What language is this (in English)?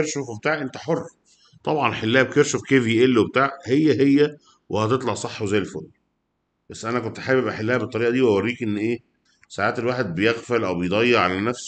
Arabic